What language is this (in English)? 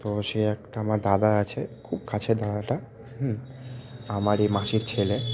Bangla